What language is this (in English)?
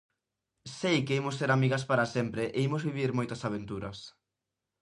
Galician